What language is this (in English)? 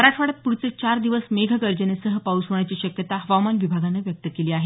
Marathi